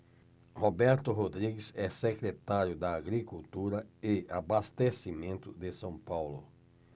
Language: Portuguese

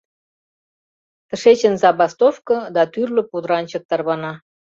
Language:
Mari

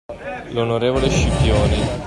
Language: Italian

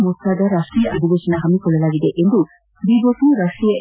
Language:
Kannada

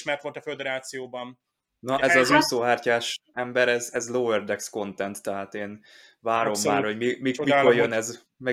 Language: Hungarian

